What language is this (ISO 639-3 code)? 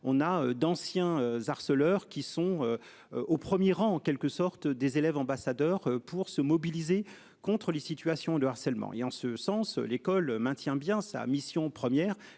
fra